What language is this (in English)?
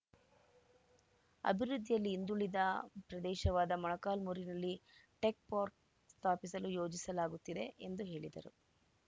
Kannada